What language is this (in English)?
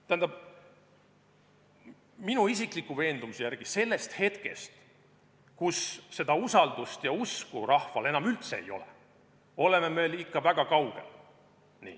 Estonian